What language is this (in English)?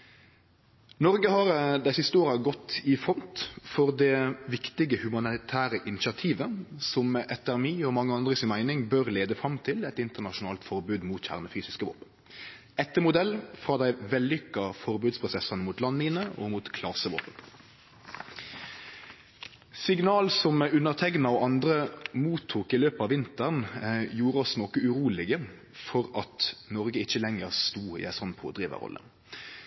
Norwegian Nynorsk